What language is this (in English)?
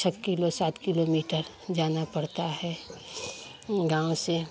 Hindi